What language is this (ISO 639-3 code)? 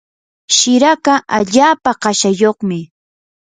qur